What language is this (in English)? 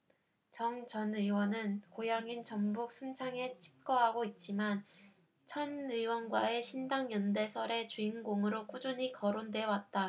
Korean